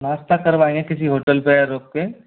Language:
Hindi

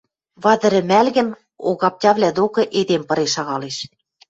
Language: Western Mari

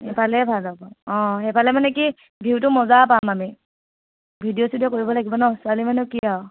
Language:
Assamese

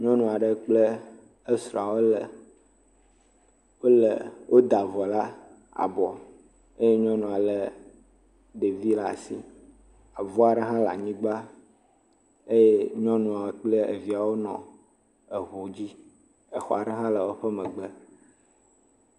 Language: Ewe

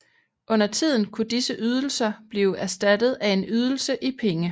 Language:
Danish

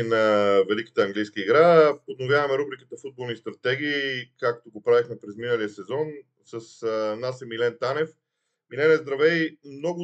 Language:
Bulgarian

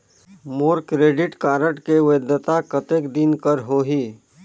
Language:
Chhattisgarhi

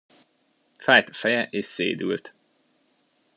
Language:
Hungarian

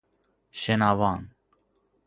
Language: Persian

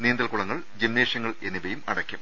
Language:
Malayalam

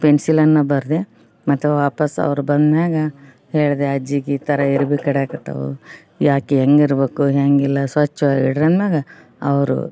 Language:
Kannada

